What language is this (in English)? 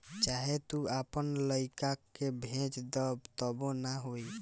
Bhojpuri